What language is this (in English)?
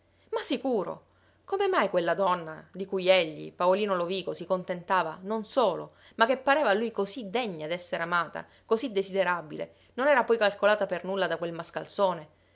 Italian